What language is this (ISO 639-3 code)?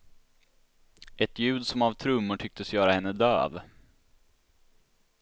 swe